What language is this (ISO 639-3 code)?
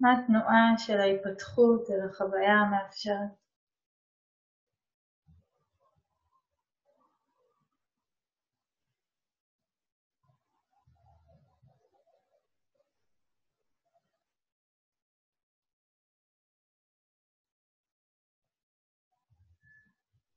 heb